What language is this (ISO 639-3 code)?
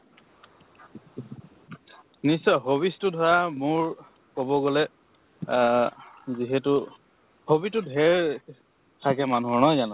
asm